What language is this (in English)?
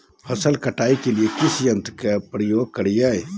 Magahi